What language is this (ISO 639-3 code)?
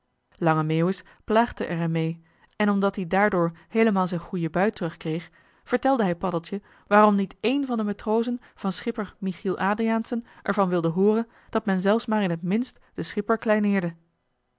nld